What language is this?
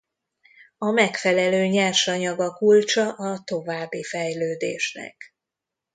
Hungarian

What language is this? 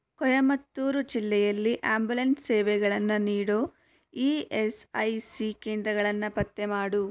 Kannada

